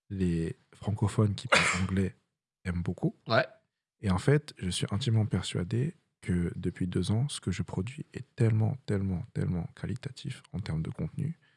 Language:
French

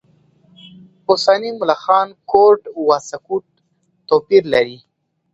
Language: Pashto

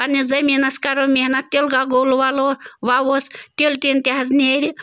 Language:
Kashmiri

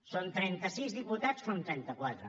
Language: Catalan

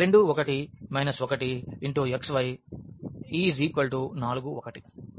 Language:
Telugu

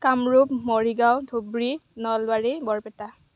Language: Assamese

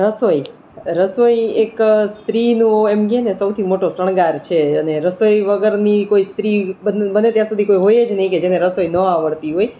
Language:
Gujarati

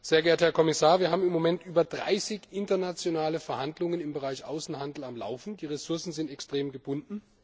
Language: German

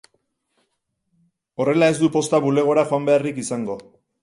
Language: Basque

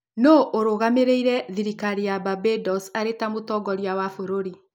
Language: Kikuyu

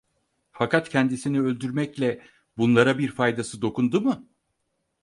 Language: Turkish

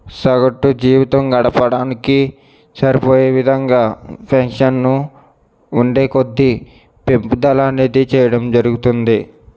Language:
Telugu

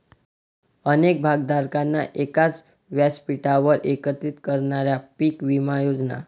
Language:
Marathi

